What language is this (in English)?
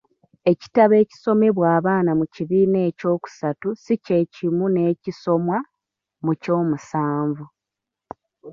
Ganda